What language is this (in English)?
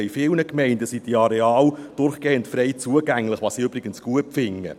Swiss German